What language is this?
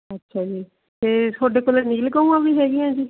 Punjabi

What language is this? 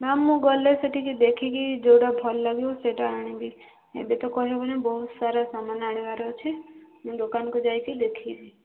Odia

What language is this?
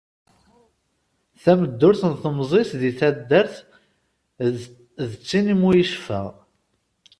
Kabyle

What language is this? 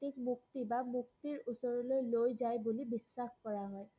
Assamese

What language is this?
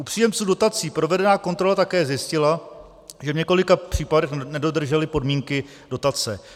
Czech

